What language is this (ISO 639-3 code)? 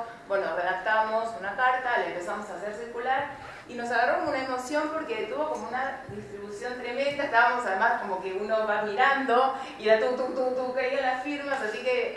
spa